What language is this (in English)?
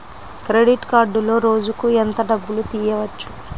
Telugu